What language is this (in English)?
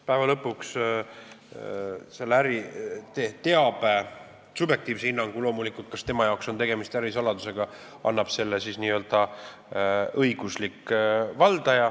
Estonian